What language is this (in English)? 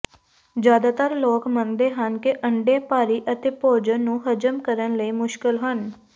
Punjabi